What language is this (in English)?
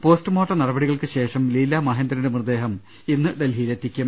Malayalam